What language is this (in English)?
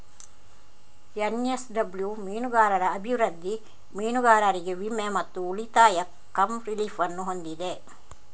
Kannada